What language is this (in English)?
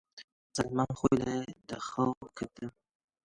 Central Kurdish